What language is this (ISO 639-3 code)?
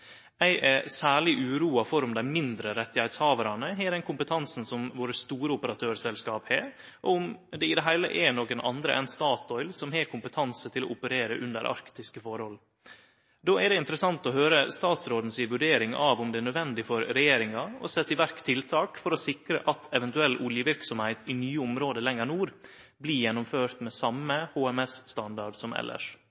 nno